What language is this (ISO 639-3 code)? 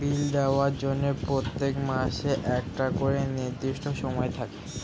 ben